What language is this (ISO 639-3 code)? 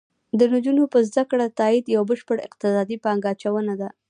pus